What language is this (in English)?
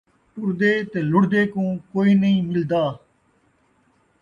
Saraiki